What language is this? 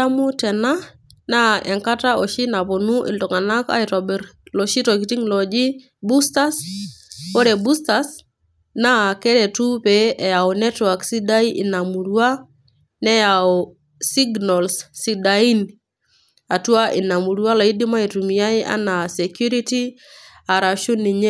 Masai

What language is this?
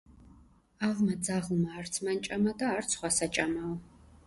Georgian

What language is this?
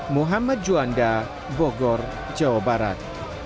Indonesian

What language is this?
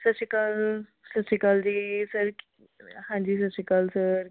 Punjabi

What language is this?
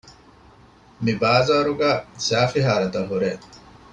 Divehi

